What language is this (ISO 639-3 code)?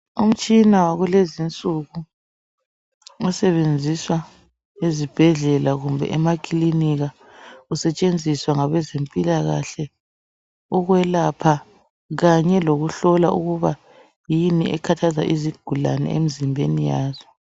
nde